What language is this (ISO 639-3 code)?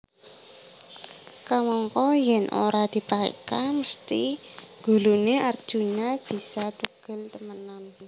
jav